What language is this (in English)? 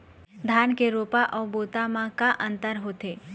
Chhattisgarhi